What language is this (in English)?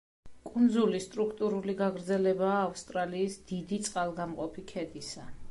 Georgian